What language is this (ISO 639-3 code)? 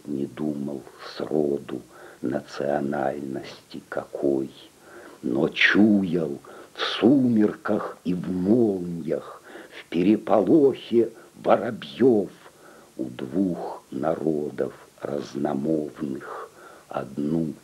rus